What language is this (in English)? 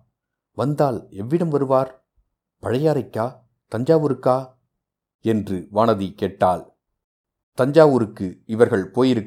Tamil